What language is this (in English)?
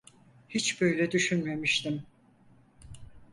Turkish